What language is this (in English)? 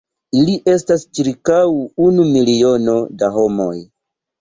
Esperanto